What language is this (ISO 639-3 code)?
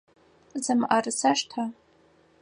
ady